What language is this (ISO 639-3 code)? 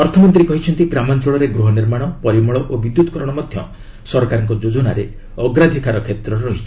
ori